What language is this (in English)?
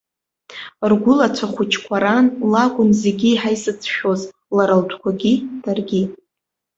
Abkhazian